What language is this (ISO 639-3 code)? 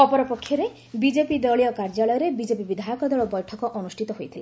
ori